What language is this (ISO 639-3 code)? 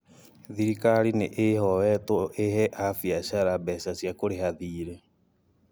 kik